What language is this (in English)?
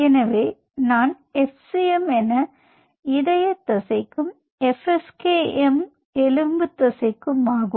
Tamil